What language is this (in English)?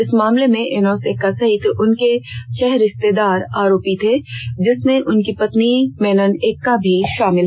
Hindi